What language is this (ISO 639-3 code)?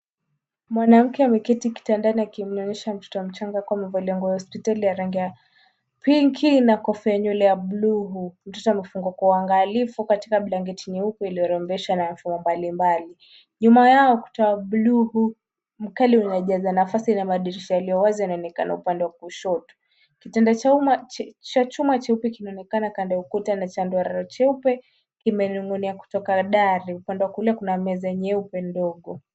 swa